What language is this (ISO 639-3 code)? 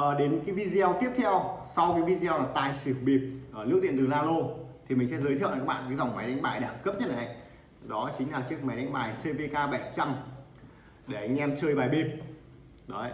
vie